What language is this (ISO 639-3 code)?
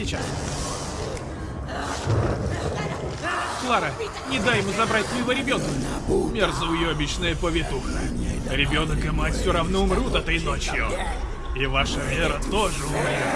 rus